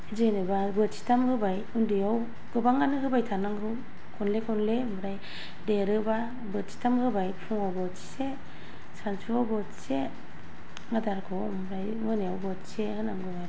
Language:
Bodo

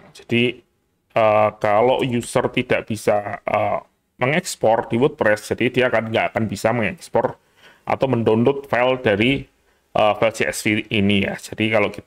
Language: Indonesian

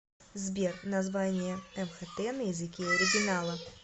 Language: Russian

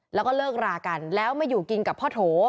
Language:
Thai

